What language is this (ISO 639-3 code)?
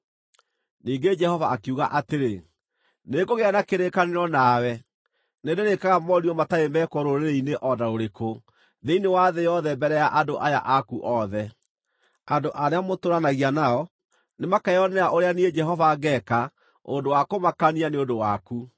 kik